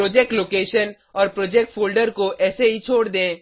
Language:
Hindi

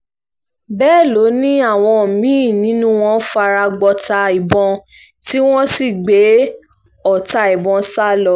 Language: Yoruba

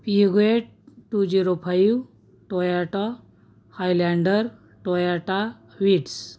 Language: Marathi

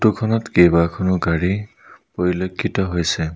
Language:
Assamese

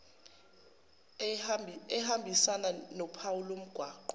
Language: Zulu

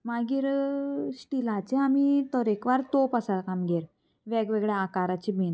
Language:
Konkani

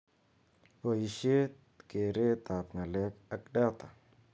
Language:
Kalenjin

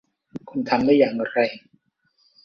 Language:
Thai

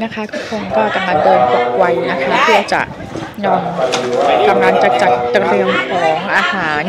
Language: Thai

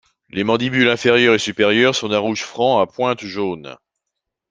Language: French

